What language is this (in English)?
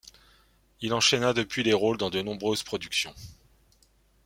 French